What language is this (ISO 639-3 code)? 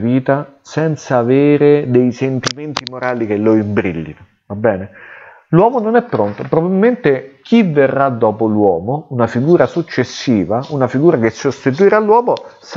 ita